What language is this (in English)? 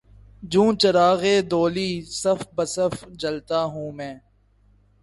Urdu